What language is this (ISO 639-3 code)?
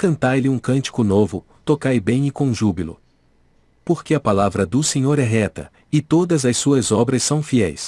por